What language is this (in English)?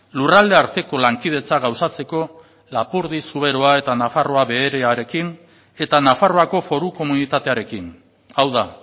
Basque